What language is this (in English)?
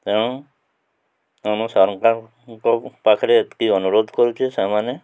Odia